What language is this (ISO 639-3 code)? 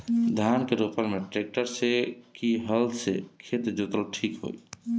bho